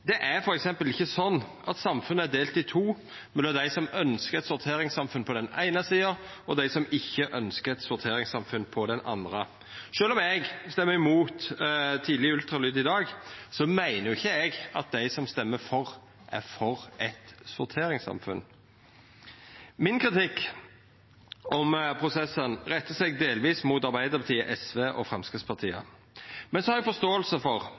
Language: Norwegian Nynorsk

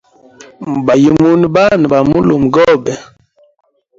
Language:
Hemba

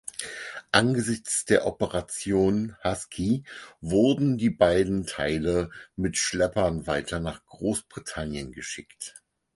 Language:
German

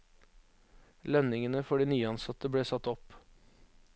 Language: Norwegian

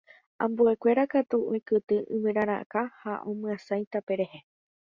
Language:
Guarani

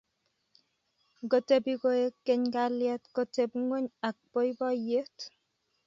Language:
Kalenjin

